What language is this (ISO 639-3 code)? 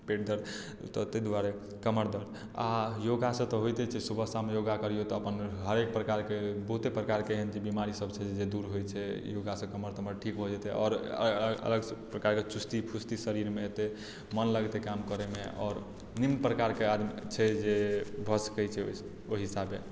mai